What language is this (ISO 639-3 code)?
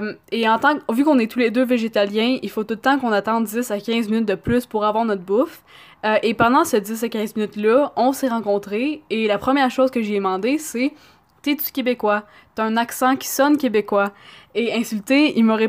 fra